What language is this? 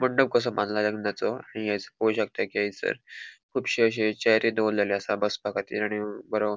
Konkani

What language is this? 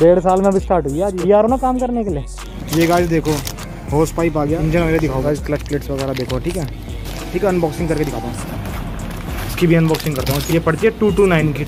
Hindi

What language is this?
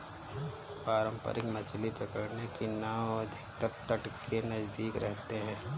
Hindi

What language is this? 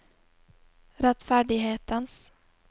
Norwegian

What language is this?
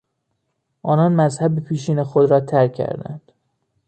Persian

